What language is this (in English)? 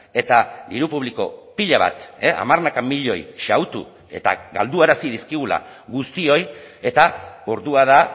Basque